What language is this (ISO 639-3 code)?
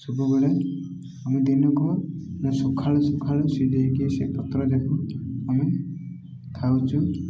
ori